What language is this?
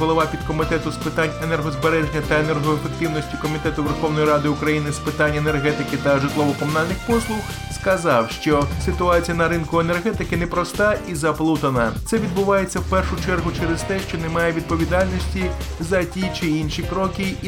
Ukrainian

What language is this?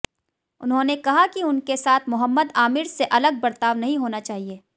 Hindi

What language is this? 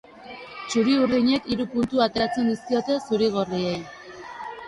Basque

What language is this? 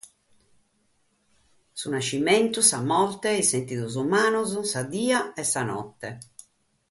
Sardinian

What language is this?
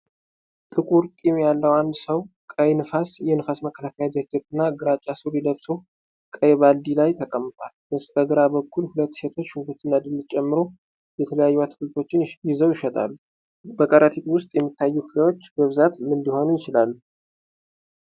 Amharic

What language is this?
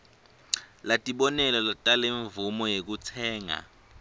Swati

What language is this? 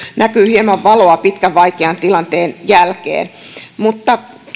Finnish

